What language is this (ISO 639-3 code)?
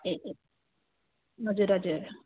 nep